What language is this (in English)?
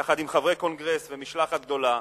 Hebrew